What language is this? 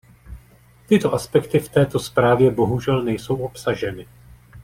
Czech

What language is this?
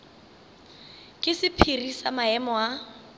Northern Sotho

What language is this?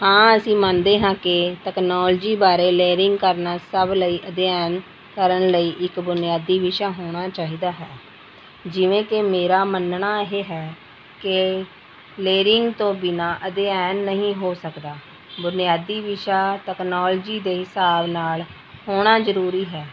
Punjabi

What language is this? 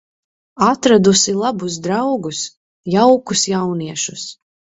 Latvian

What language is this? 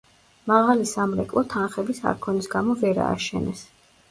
Georgian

